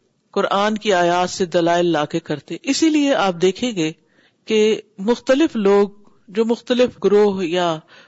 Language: Urdu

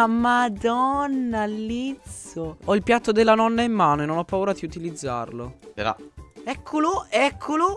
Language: Italian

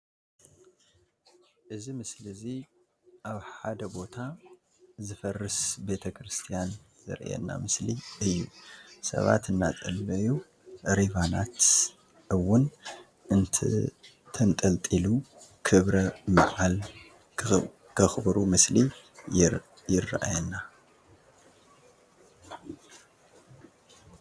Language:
Tigrinya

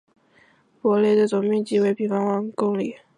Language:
Chinese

